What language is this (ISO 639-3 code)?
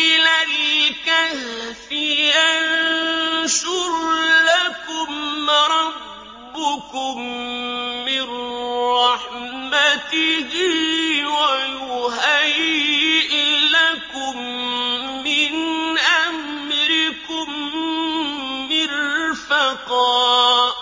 ara